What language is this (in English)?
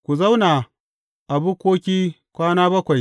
Hausa